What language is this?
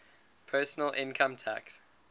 English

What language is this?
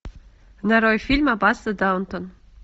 Russian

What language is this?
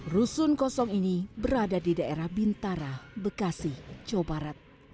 Indonesian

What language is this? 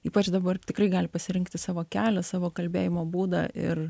Lithuanian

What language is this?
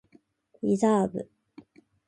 Japanese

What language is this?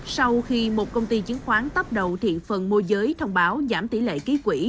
Vietnamese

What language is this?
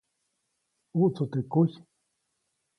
Copainalá Zoque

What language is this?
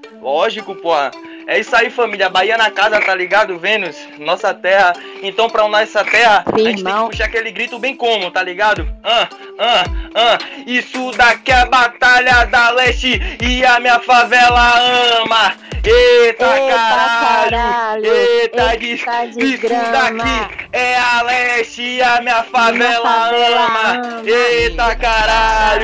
Portuguese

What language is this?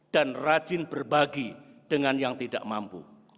Indonesian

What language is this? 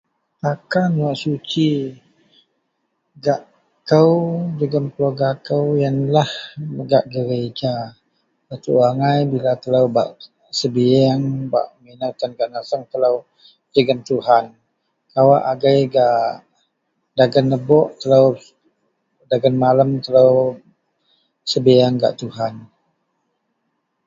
Central Melanau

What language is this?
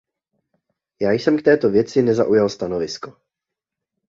Czech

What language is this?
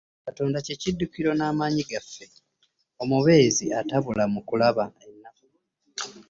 Ganda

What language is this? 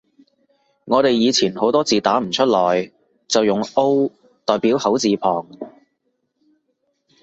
Cantonese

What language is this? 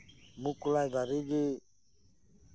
Santali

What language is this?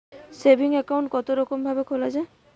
Bangla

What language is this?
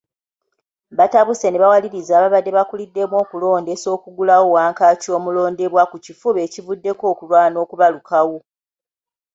Ganda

